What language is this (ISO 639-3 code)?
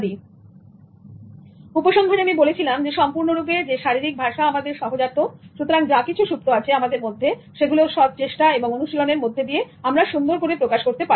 ben